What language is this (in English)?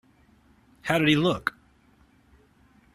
English